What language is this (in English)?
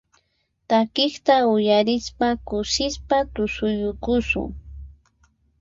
Puno Quechua